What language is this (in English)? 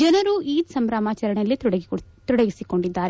Kannada